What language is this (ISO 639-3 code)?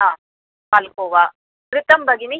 san